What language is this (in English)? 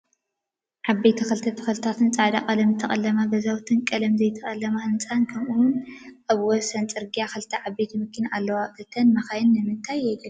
Tigrinya